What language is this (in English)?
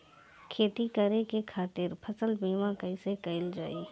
Bhojpuri